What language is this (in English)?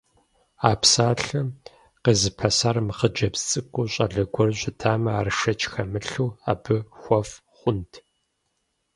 Kabardian